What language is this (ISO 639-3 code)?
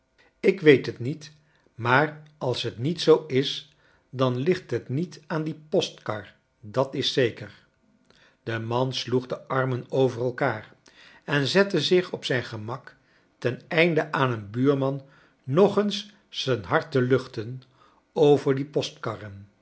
nld